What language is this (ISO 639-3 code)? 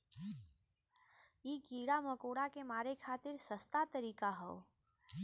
bho